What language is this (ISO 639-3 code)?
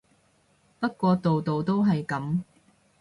yue